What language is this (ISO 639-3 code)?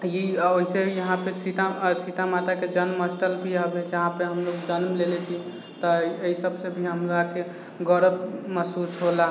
mai